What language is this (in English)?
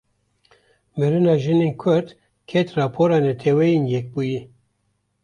Kurdish